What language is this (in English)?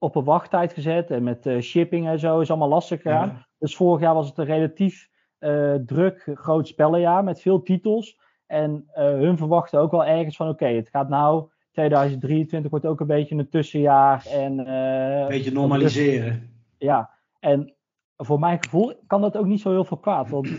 Dutch